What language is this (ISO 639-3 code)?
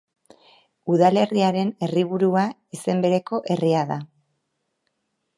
eus